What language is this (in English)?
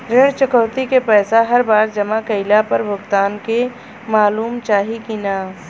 Bhojpuri